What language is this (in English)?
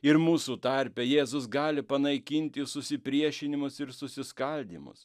Lithuanian